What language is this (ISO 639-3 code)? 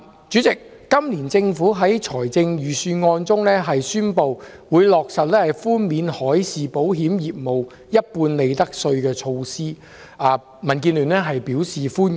yue